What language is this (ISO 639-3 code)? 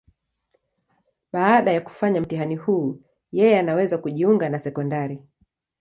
swa